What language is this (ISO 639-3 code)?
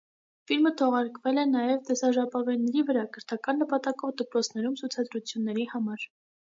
hye